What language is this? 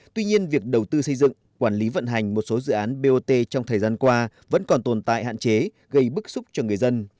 Vietnamese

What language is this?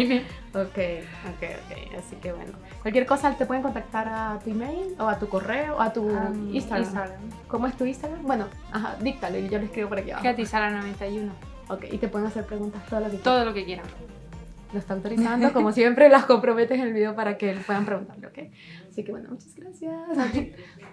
Spanish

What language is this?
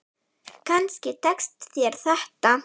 Icelandic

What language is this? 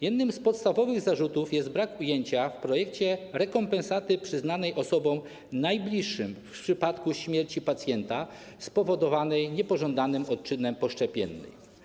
Polish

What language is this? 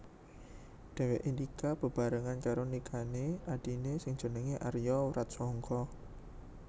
Javanese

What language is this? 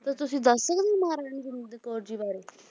Punjabi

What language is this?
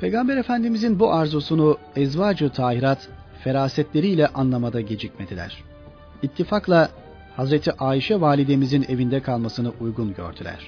Turkish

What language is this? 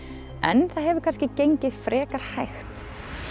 Icelandic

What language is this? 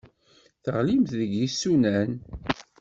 Kabyle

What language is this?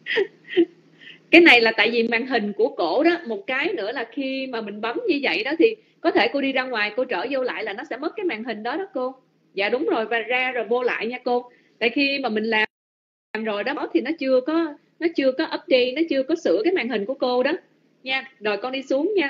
Vietnamese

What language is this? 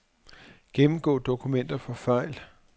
Danish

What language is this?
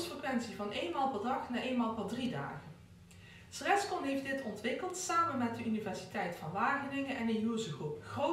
Dutch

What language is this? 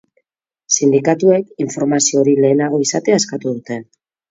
Basque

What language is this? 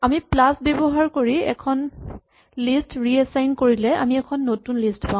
Assamese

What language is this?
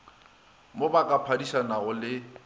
Northern Sotho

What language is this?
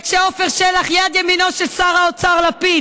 Hebrew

